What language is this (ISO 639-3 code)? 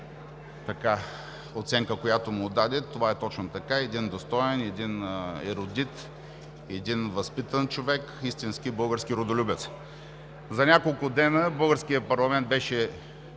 bul